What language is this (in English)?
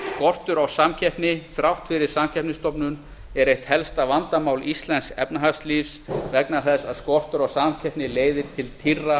Icelandic